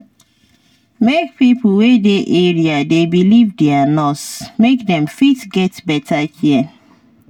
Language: Nigerian Pidgin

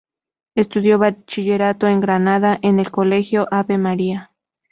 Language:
Spanish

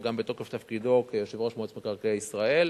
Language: Hebrew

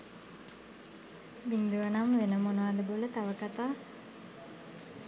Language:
Sinhala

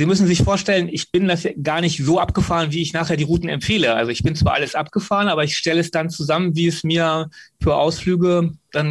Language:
German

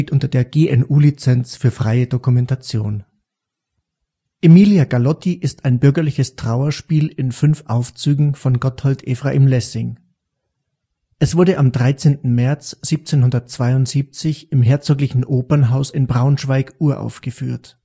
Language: German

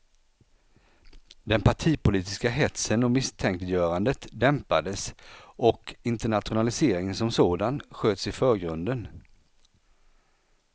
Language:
Swedish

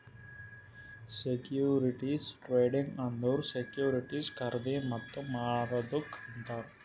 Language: Kannada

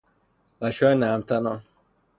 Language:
Persian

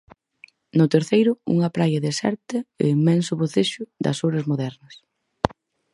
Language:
Galician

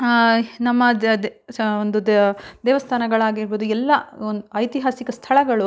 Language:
Kannada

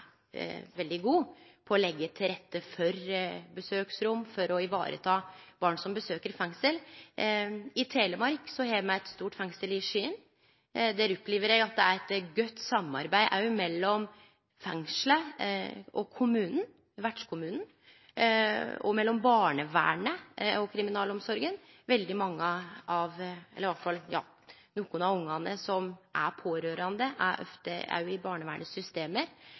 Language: Norwegian Nynorsk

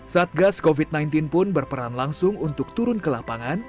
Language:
Indonesian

